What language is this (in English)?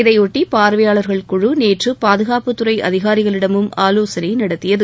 Tamil